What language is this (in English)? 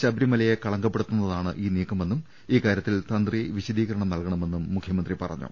Malayalam